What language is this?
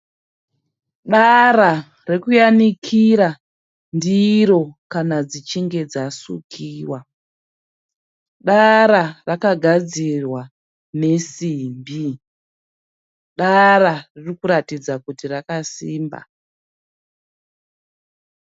Shona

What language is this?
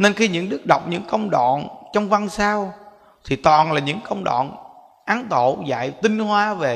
Vietnamese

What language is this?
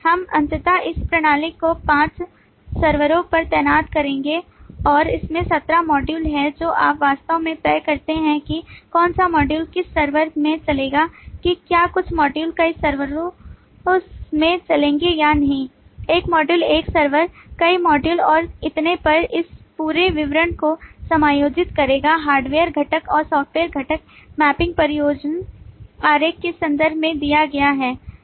Hindi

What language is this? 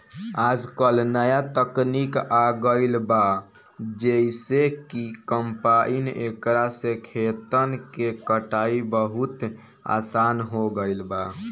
Bhojpuri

